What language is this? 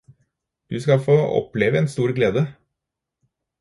Norwegian Bokmål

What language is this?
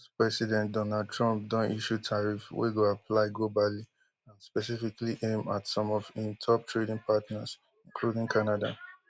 Nigerian Pidgin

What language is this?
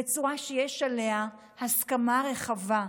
Hebrew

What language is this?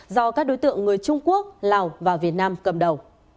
Vietnamese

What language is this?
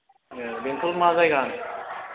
Bodo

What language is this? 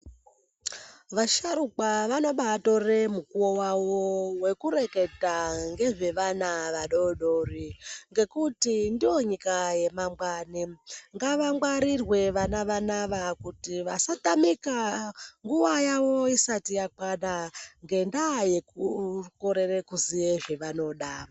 Ndau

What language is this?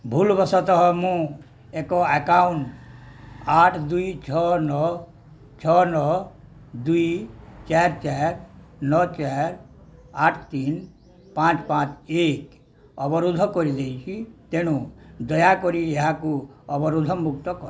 Odia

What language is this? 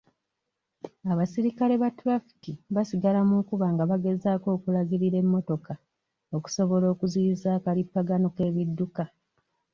Ganda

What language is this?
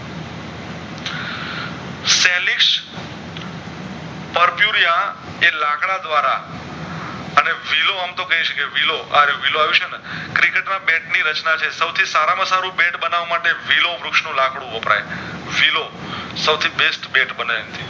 Gujarati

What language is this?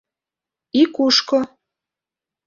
Mari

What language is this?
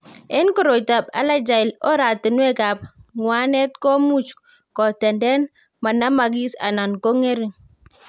Kalenjin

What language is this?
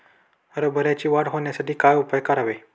Marathi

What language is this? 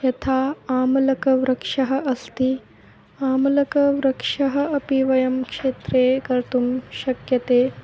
Sanskrit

